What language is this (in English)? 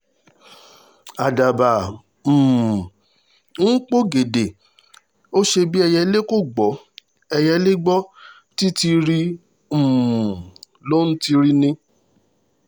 Yoruba